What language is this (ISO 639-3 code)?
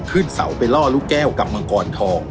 tha